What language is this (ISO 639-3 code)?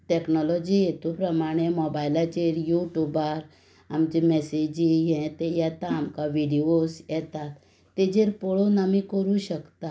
kok